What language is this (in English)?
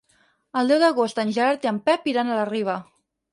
Catalan